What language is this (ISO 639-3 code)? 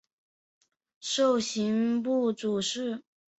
zho